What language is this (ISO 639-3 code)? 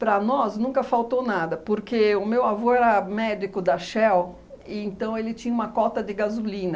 por